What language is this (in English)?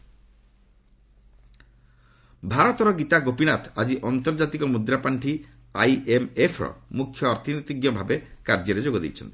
Odia